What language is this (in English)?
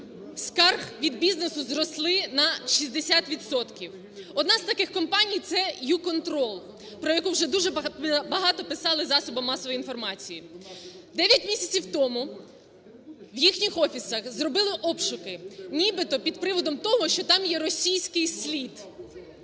Ukrainian